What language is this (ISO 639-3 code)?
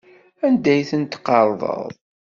kab